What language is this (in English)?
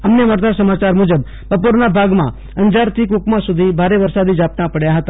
Gujarati